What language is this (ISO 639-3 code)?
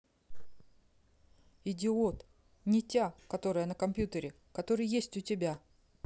rus